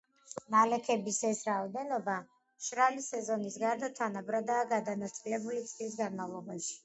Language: Georgian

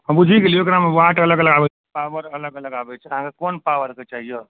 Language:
Maithili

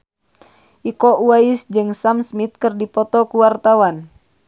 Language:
Sundanese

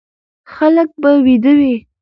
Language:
Pashto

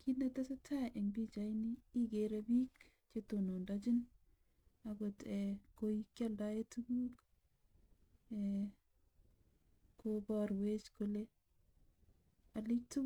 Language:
Kalenjin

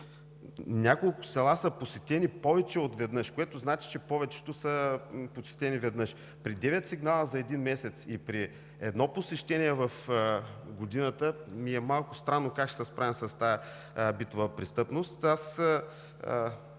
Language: Bulgarian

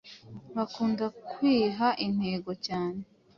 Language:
Kinyarwanda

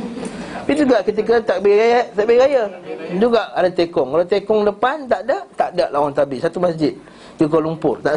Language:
Malay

